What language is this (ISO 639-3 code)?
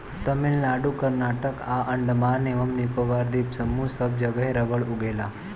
bho